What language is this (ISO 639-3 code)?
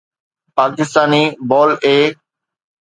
snd